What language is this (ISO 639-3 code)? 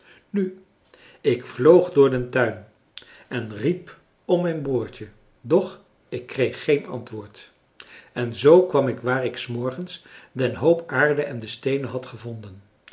nld